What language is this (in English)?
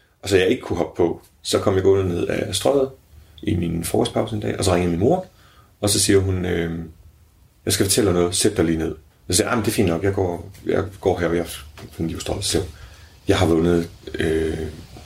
Danish